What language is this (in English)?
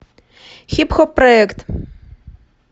Russian